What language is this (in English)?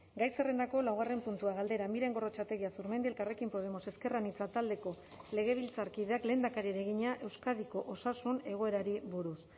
Basque